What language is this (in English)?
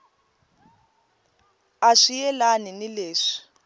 Tsonga